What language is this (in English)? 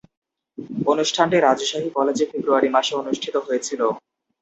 Bangla